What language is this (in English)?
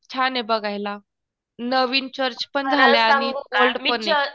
Marathi